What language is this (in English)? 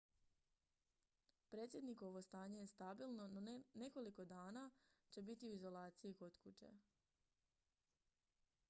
Croatian